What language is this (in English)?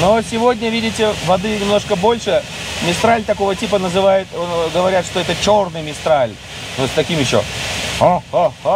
Russian